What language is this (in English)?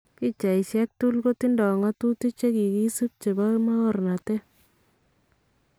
Kalenjin